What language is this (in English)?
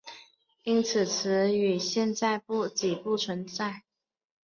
Chinese